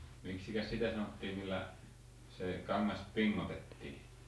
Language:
Finnish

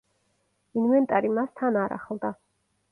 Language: Georgian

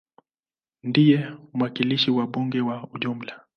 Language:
Swahili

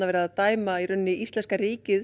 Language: Icelandic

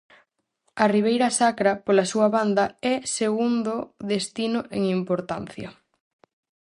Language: Galician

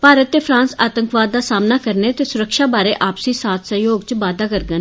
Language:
Dogri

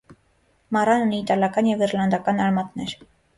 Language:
Armenian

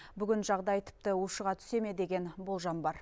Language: Kazakh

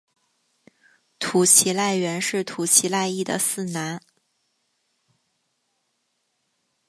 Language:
Chinese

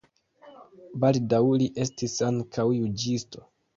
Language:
Esperanto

